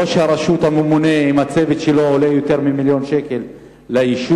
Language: Hebrew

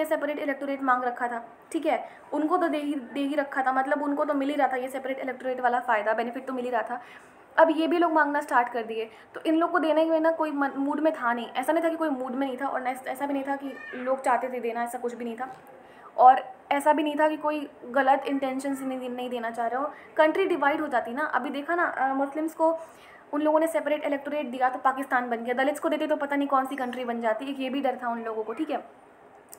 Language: Hindi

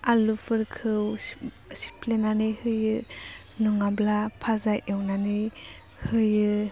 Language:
Bodo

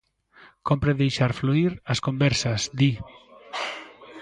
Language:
Galician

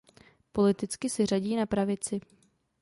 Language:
Czech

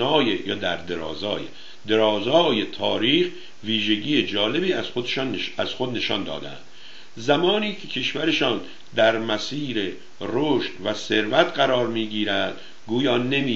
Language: Persian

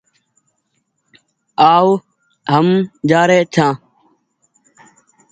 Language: Goaria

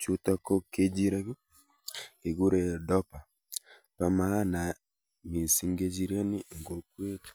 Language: Kalenjin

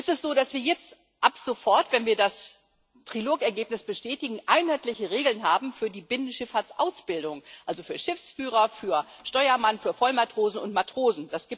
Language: German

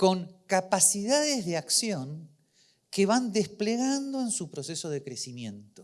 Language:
Spanish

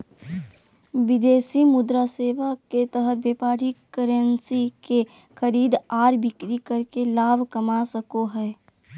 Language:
Magahi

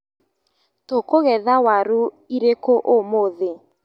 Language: Kikuyu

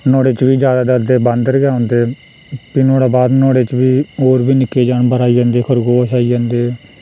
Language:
Dogri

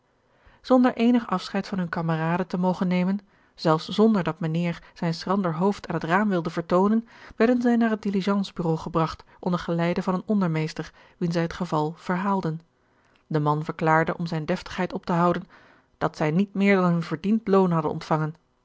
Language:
Dutch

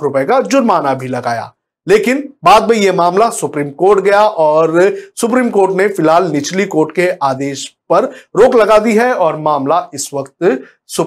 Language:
Hindi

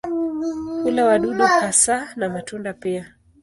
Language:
Swahili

